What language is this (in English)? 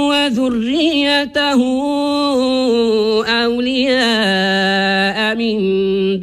Arabic